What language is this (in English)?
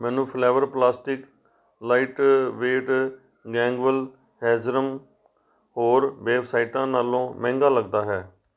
Punjabi